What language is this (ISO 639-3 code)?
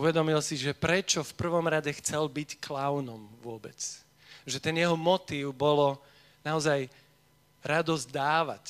slk